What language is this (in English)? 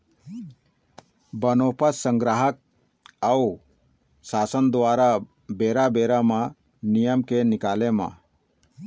Chhattisgarhi